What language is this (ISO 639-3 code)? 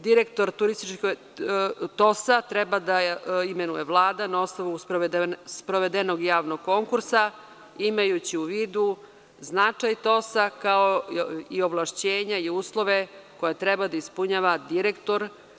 srp